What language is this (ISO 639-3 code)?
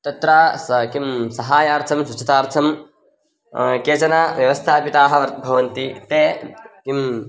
san